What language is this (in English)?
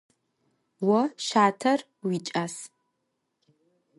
Adyghe